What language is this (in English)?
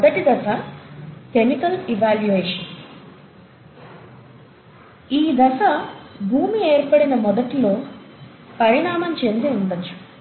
Telugu